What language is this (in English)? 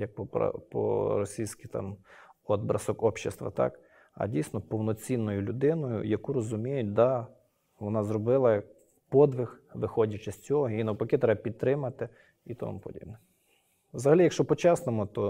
Ukrainian